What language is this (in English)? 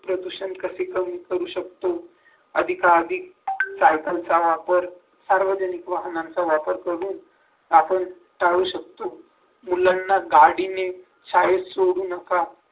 Marathi